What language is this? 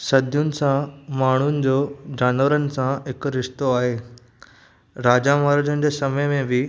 Sindhi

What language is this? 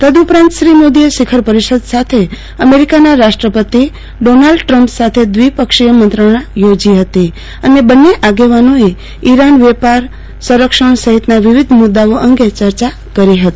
Gujarati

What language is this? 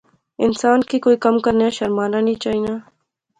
Pahari-Potwari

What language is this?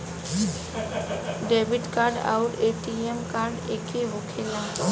Bhojpuri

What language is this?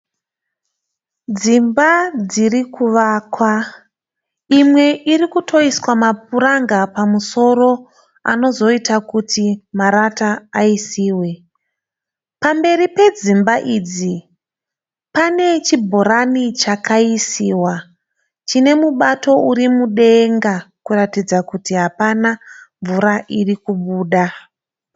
Shona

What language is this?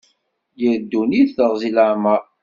Kabyle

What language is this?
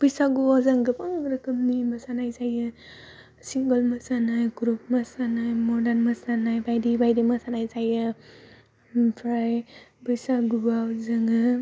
Bodo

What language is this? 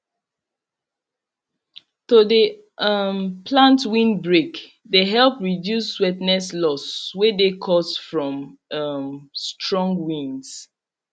Nigerian Pidgin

